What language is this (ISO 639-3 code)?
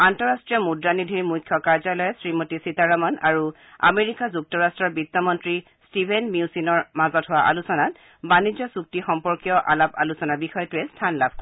asm